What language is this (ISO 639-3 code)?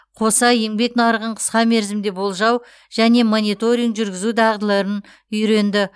kaz